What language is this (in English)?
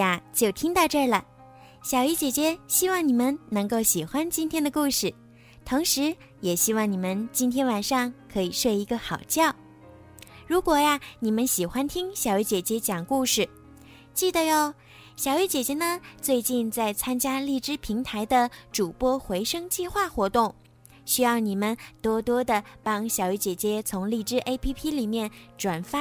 Chinese